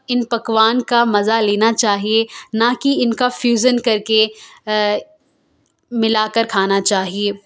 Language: Urdu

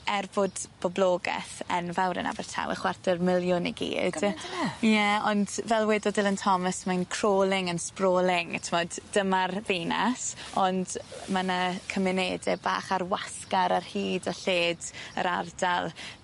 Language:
Welsh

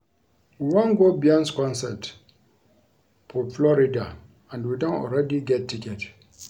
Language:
Nigerian Pidgin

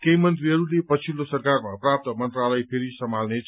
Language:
Nepali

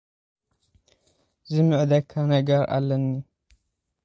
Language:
Tigrinya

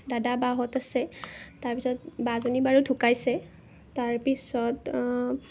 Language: Assamese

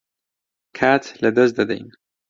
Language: Central Kurdish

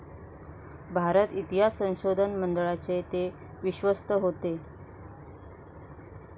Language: Marathi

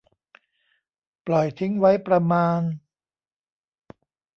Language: Thai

